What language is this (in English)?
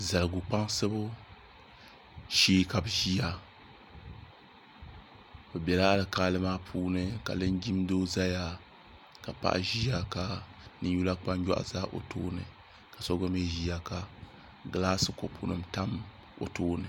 Dagbani